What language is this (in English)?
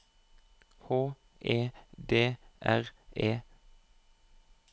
Norwegian